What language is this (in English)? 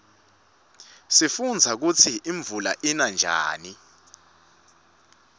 Swati